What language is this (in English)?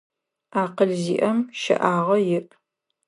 Adyghe